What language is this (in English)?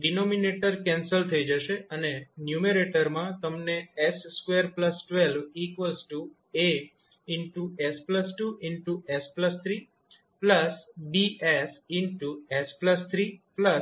Gujarati